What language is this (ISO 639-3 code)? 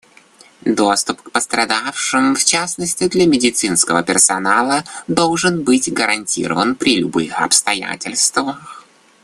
rus